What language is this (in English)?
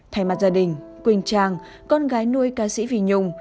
Vietnamese